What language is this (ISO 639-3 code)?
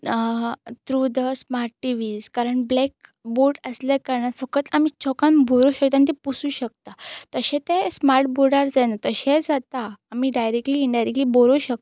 kok